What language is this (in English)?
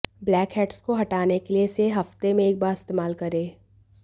Hindi